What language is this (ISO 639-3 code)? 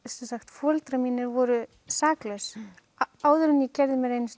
isl